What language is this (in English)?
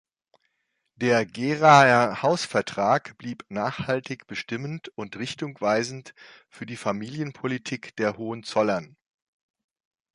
German